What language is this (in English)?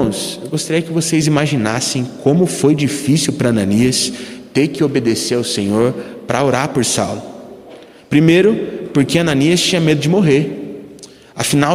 Portuguese